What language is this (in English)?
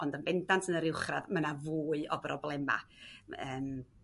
Welsh